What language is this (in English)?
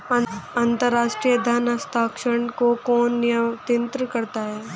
Hindi